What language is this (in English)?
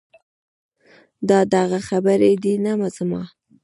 Pashto